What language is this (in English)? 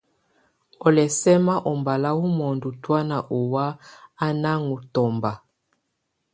Tunen